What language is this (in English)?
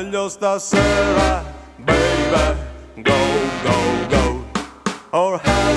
Italian